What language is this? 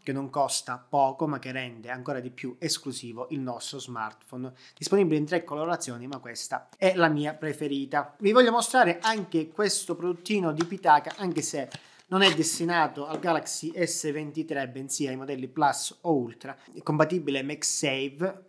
Italian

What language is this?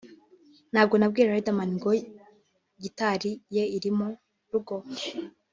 Kinyarwanda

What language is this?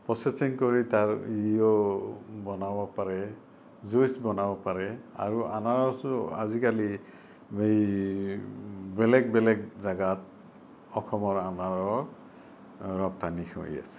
Assamese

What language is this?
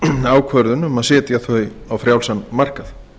Icelandic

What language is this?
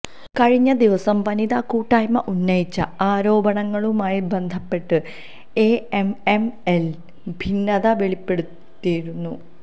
Malayalam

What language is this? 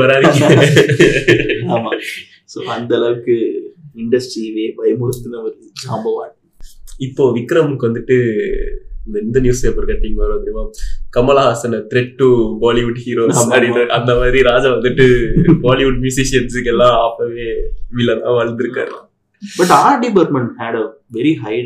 Tamil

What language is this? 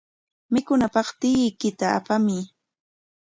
Corongo Ancash Quechua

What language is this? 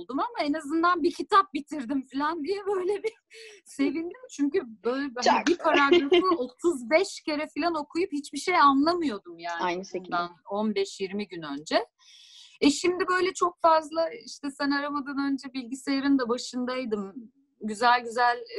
Turkish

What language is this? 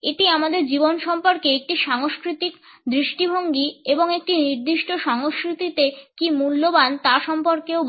Bangla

